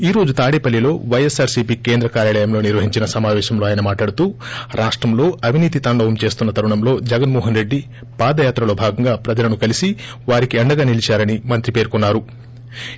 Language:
Telugu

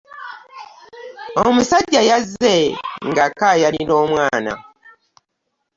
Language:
Ganda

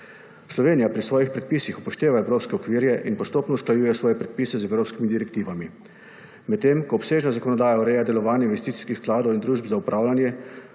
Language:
Slovenian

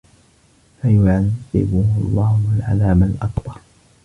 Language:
Arabic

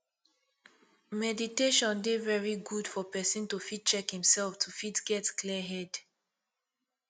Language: Nigerian Pidgin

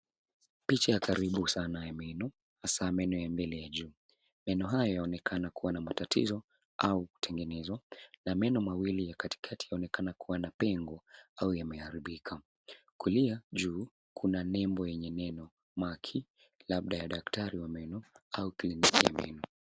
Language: Swahili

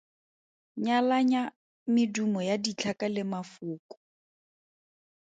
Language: Tswana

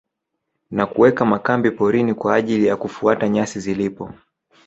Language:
Swahili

